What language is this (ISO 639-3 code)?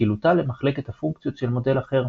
heb